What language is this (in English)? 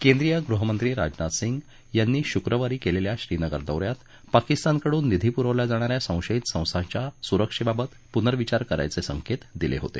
Marathi